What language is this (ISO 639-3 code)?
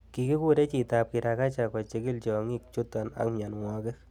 kln